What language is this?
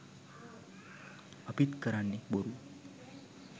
Sinhala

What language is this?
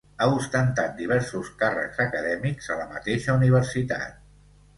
Catalan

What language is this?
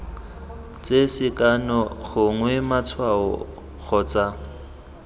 Tswana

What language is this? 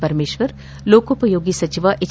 Kannada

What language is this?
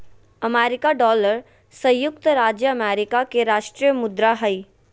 Magahi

